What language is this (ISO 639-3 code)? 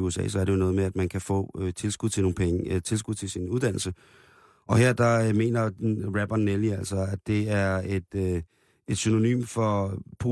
dan